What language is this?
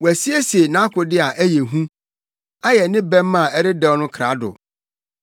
Akan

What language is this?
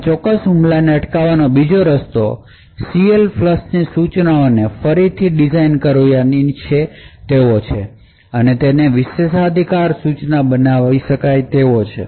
Gujarati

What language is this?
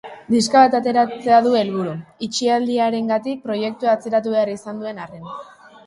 Basque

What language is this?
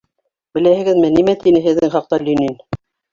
Bashkir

